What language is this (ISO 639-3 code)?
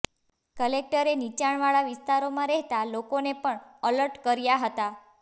guj